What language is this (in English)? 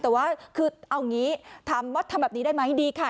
Thai